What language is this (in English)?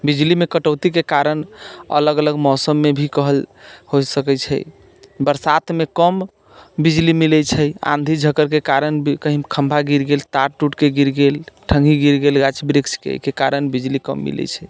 Maithili